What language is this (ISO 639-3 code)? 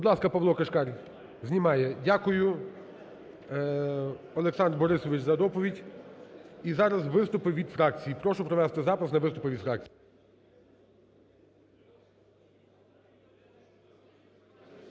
ukr